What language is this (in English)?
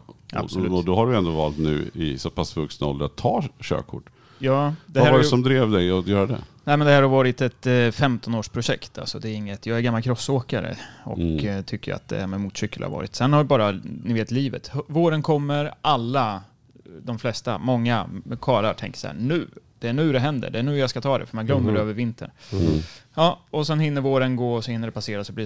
Swedish